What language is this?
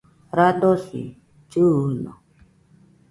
Nüpode Huitoto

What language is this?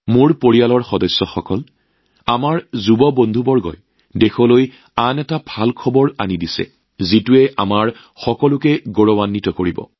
Assamese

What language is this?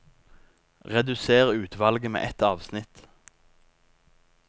Norwegian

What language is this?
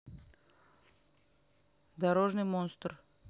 Russian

